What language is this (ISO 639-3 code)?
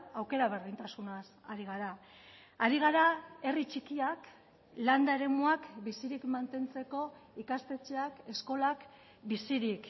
eus